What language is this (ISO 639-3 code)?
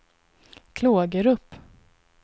swe